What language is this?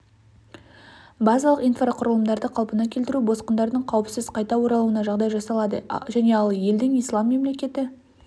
Kazakh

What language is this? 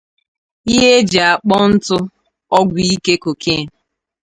Igbo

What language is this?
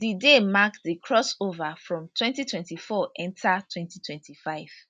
Nigerian Pidgin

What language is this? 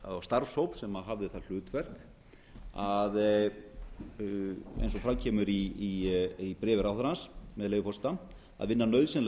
Icelandic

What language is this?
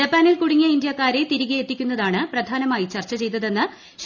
Malayalam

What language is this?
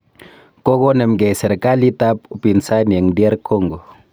Kalenjin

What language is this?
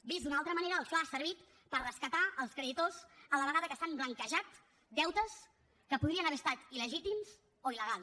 Catalan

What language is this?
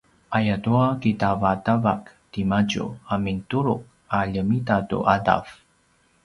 Paiwan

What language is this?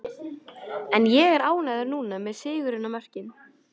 Icelandic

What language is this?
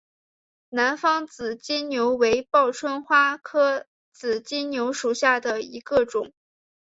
Chinese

